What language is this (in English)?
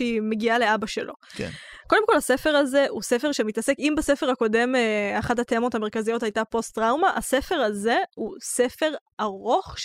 Hebrew